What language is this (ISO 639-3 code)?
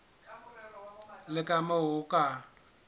sot